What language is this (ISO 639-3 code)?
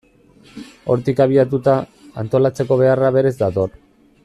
eus